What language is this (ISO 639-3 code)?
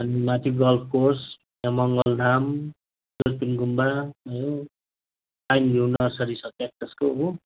nep